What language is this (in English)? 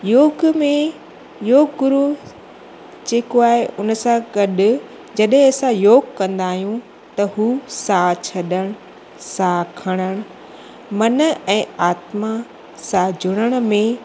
Sindhi